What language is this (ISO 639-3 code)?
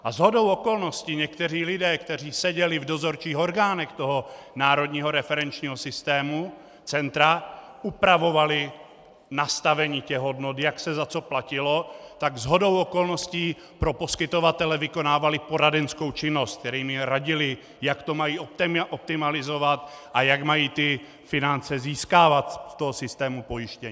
ces